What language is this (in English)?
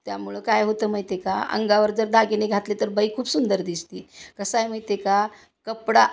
Marathi